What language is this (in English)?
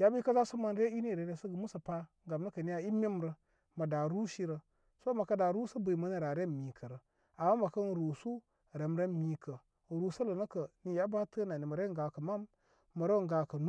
Koma